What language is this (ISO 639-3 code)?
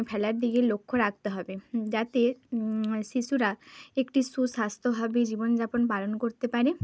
ben